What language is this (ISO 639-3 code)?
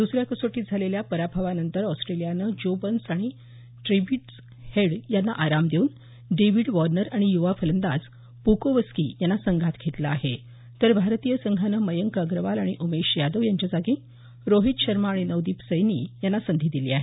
mar